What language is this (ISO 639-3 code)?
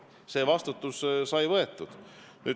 est